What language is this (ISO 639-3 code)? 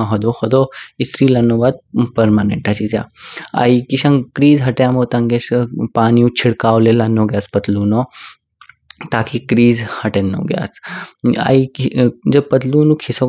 kfk